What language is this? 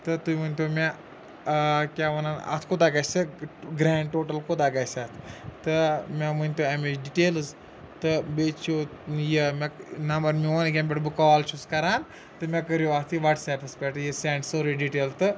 Kashmiri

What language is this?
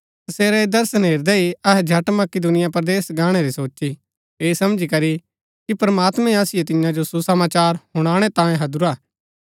Gaddi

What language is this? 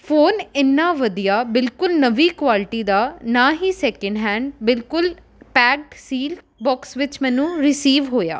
Punjabi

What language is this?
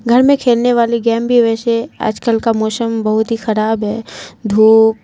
Urdu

